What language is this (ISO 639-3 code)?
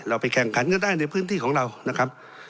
tha